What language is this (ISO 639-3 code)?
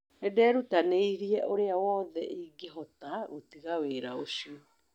kik